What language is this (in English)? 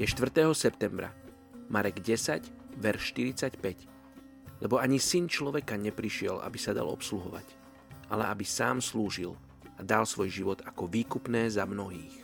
Slovak